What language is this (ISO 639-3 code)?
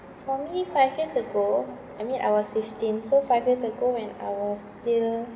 eng